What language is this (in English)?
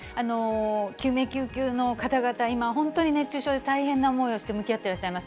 Japanese